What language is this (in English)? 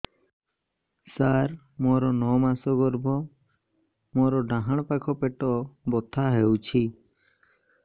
Odia